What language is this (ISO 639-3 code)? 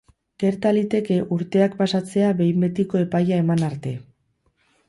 eus